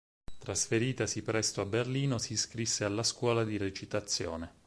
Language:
Italian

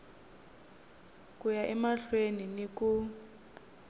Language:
Tsonga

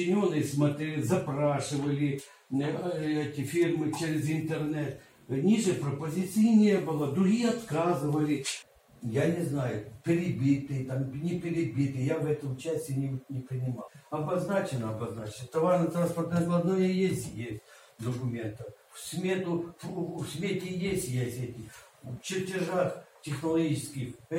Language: Ukrainian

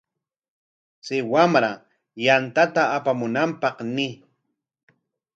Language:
Corongo Ancash Quechua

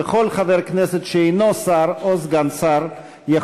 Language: Hebrew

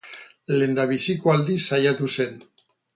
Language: Basque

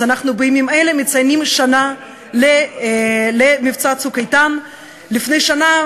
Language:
Hebrew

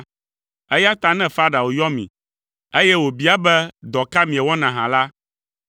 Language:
Ewe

